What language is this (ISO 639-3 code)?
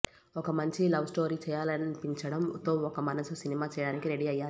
tel